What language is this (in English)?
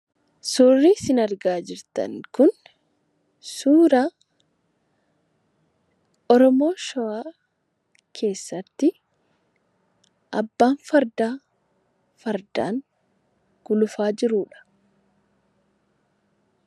Oromo